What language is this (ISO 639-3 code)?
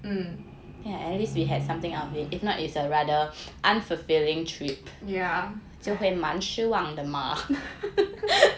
eng